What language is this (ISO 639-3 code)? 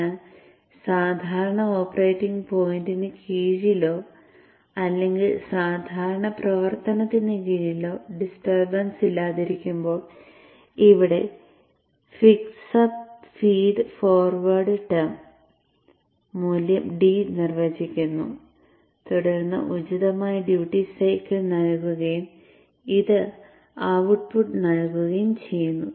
mal